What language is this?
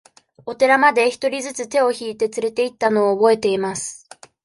Japanese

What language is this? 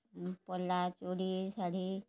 Odia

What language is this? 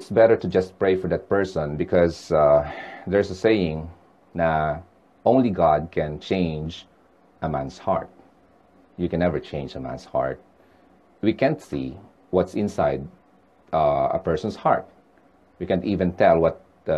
Filipino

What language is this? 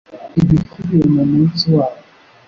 Kinyarwanda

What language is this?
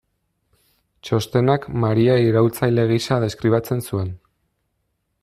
Basque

